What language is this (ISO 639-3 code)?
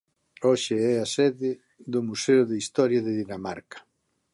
glg